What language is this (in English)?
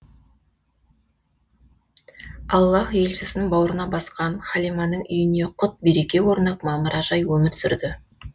Kazakh